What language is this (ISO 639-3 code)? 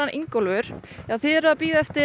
isl